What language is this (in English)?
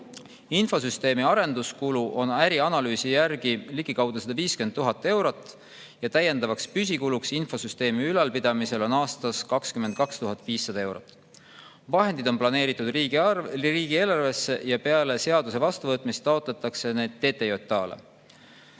Estonian